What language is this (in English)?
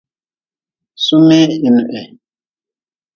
Nawdm